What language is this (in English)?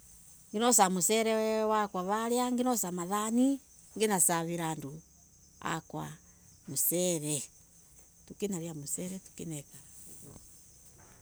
Embu